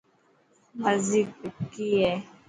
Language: Dhatki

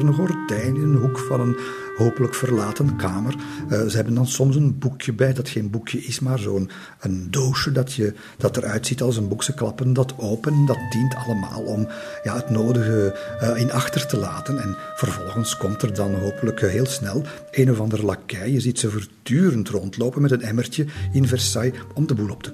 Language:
Dutch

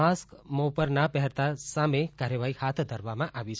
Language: Gujarati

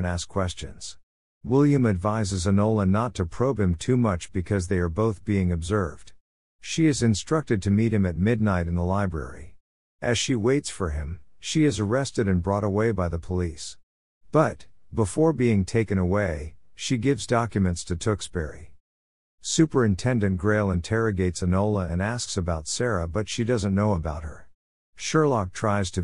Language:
English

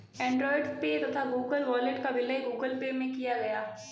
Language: Hindi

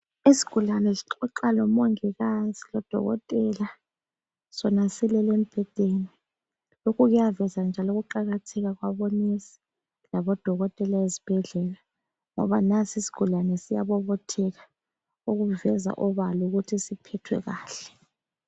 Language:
North Ndebele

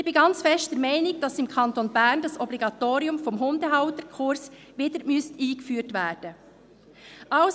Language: Swiss German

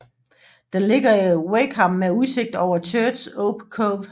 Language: Danish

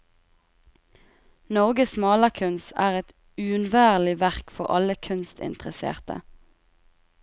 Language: Norwegian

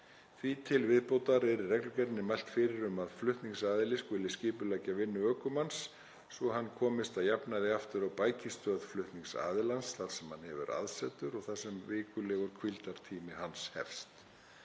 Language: Icelandic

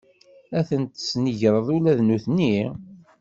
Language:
Kabyle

